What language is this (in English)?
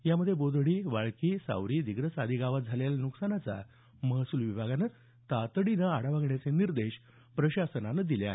Marathi